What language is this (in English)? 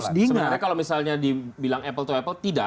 Indonesian